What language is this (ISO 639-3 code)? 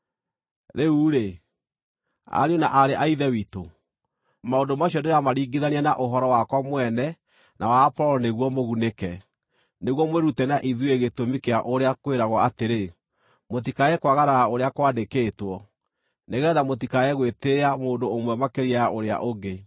kik